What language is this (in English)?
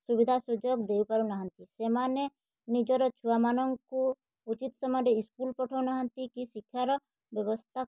Odia